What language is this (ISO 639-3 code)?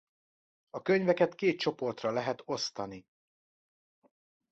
hun